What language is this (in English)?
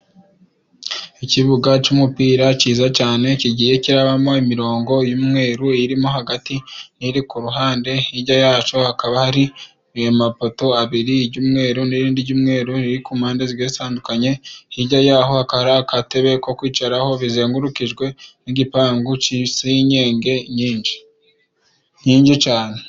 Kinyarwanda